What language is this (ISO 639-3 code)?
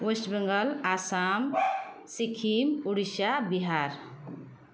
nep